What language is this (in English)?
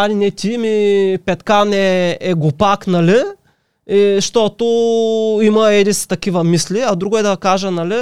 Bulgarian